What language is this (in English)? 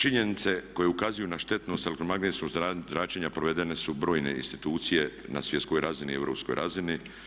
Croatian